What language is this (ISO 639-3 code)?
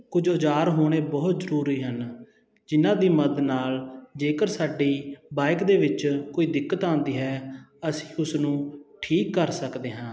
pan